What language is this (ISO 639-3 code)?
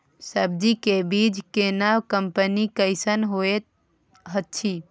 mai